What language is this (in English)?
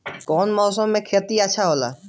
Bhojpuri